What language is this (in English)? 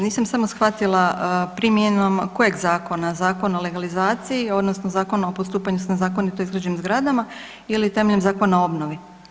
Croatian